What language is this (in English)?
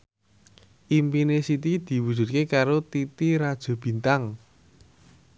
Javanese